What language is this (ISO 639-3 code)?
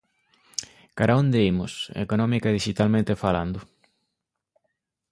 glg